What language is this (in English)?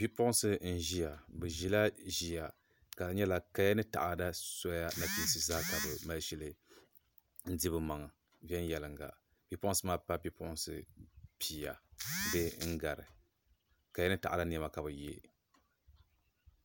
Dagbani